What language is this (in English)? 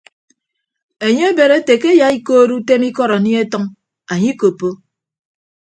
Ibibio